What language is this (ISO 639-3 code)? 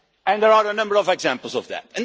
eng